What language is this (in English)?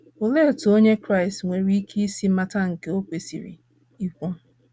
Igbo